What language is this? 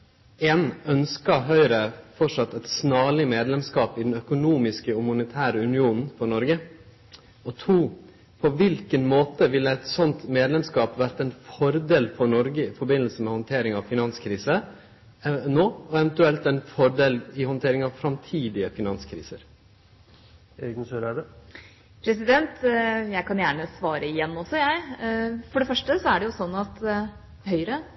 Norwegian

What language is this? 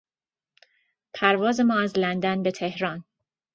Persian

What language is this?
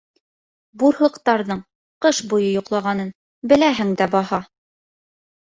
Bashkir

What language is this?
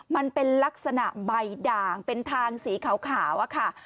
Thai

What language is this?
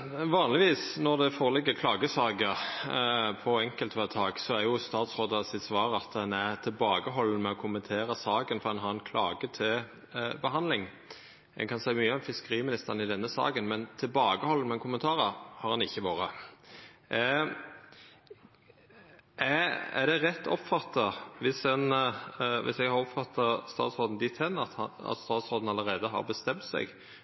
Norwegian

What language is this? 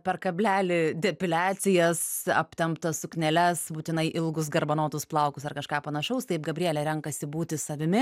Lithuanian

